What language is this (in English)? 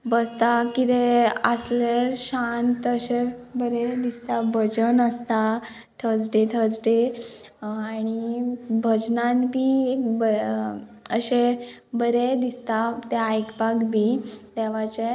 Konkani